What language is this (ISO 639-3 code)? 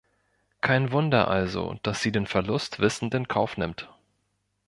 deu